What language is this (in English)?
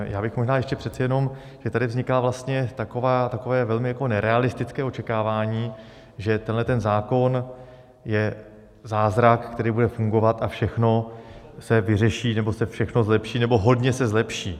Czech